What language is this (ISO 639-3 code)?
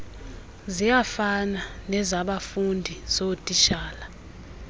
xho